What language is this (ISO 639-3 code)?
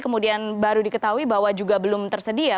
ind